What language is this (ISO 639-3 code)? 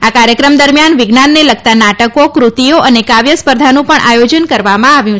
guj